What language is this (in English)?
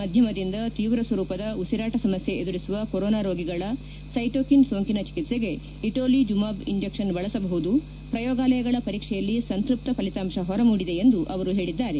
Kannada